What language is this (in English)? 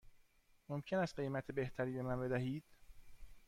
Persian